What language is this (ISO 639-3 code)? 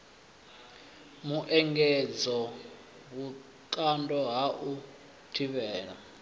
ven